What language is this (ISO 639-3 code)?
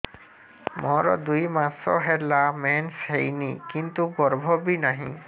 ori